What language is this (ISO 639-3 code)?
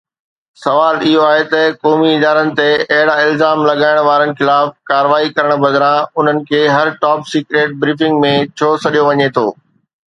snd